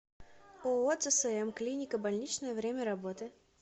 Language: Russian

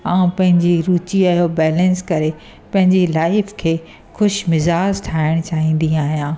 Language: Sindhi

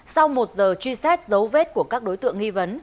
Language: Vietnamese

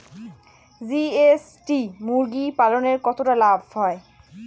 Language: Bangla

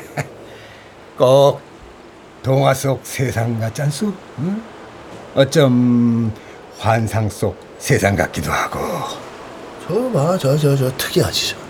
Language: Korean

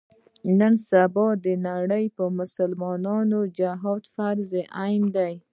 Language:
Pashto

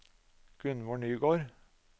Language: Norwegian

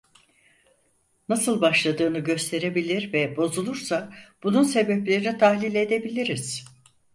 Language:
Turkish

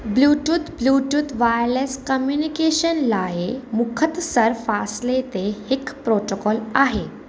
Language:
Sindhi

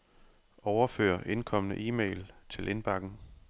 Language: Danish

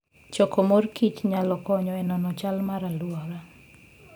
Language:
Luo (Kenya and Tanzania)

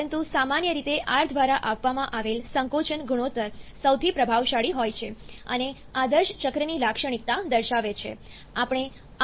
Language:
Gujarati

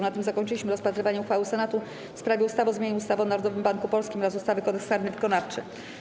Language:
Polish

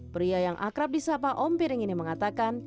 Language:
Indonesian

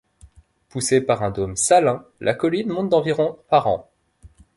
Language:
French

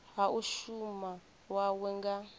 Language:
Venda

